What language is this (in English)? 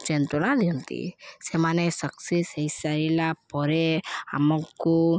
Odia